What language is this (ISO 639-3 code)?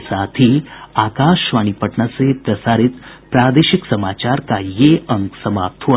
hin